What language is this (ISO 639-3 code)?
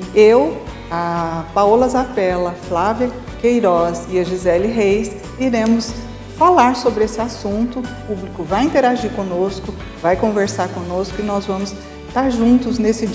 por